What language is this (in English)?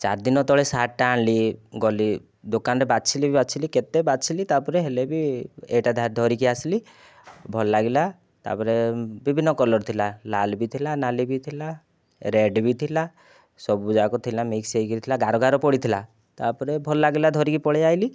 Odia